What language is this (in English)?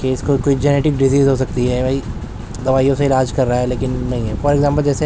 Urdu